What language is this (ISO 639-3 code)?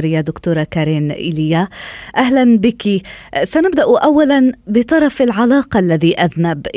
ara